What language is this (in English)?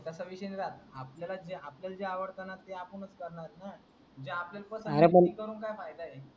Marathi